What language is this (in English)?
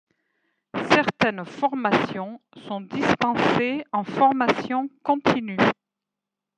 French